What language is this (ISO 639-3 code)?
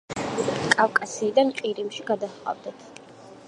kat